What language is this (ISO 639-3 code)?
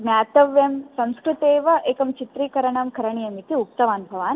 san